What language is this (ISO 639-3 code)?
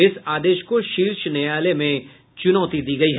hin